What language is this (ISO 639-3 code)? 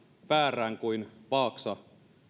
fin